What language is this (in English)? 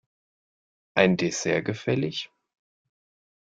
German